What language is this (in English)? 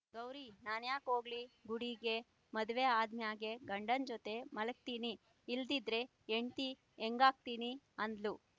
Kannada